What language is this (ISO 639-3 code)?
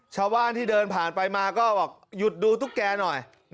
tha